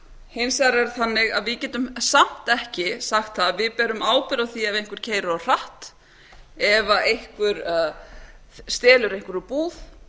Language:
Icelandic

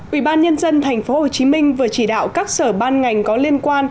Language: Vietnamese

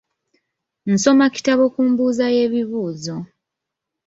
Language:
Ganda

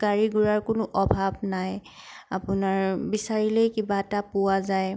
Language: Assamese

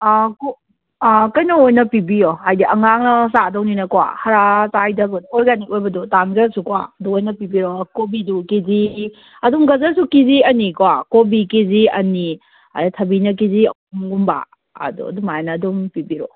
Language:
Manipuri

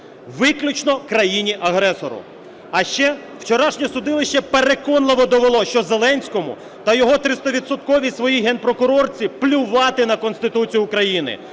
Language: Ukrainian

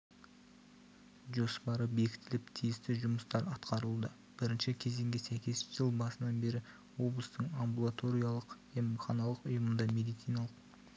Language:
Kazakh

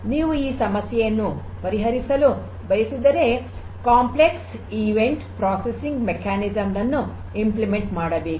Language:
Kannada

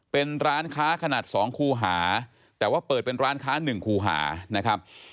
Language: Thai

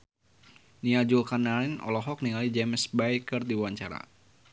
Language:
Sundanese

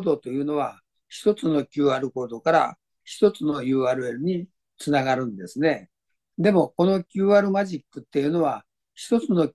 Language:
Japanese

